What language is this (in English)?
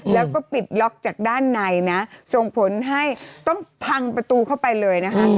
Thai